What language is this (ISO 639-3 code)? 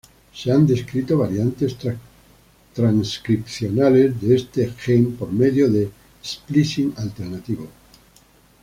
spa